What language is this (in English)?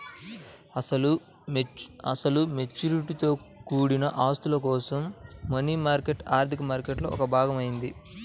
Telugu